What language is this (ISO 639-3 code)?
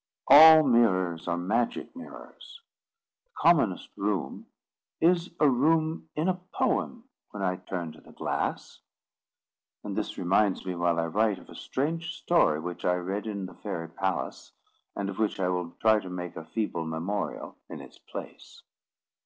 eng